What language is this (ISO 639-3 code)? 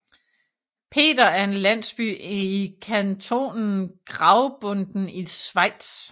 dan